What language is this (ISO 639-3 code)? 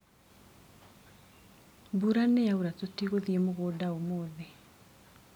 kik